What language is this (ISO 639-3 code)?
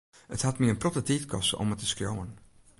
fry